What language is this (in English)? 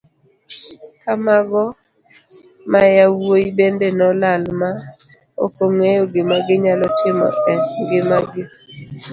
Luo (Kenya and Tanzania)